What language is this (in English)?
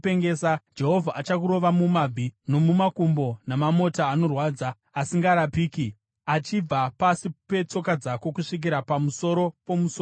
Shona